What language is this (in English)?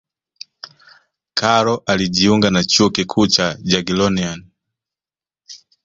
Swahili